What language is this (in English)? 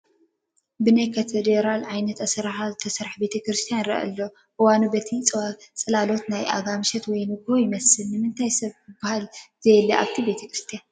Tigrinya